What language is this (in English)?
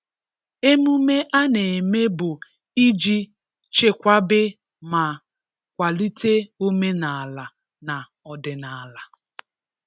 Igbo